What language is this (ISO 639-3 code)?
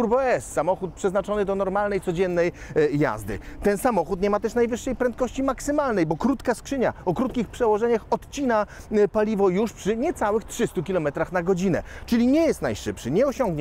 pol